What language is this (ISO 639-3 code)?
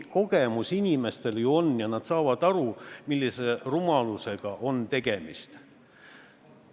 est